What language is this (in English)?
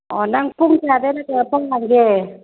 Manipuri